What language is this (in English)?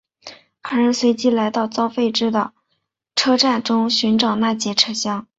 Chinese